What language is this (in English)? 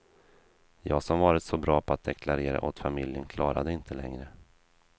Swedish